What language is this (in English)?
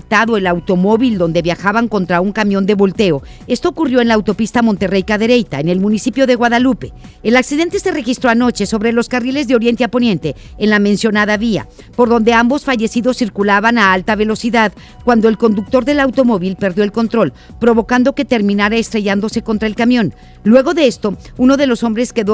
Spanish